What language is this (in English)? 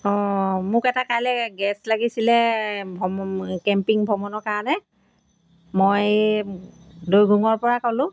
Assamese